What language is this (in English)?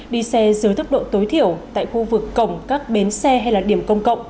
Vietnamese